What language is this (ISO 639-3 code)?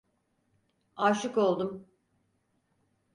tur